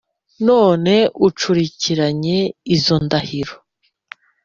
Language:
Kinyarwanda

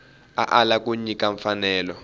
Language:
Tsonga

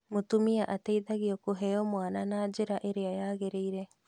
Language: Kikuyu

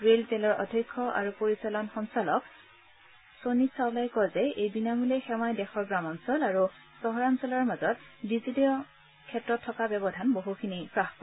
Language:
Assamese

